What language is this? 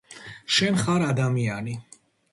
Georgian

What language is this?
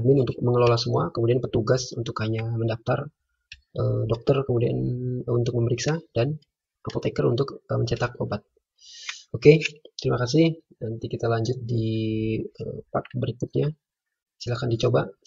Indonesian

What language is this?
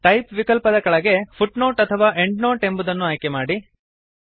Kannada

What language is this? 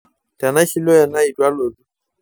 Masai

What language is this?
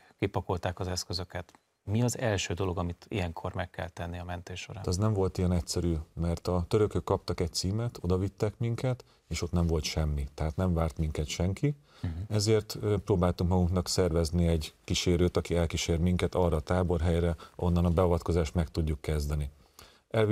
Hungarian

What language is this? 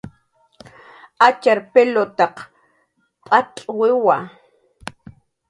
Jaqaru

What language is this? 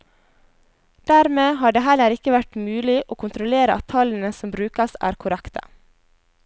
Norwegian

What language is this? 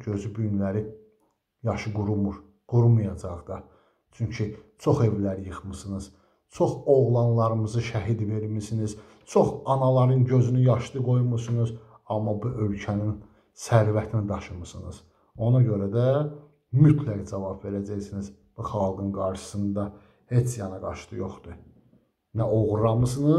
Turkish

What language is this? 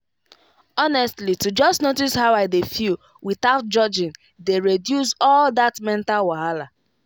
Nigerian Pidgin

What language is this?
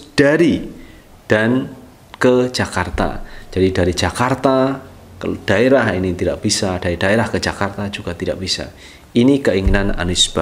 Indonesian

